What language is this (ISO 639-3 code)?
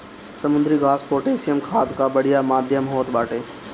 bho